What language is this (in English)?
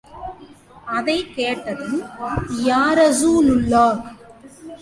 Tamil